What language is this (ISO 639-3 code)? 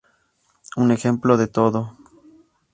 spa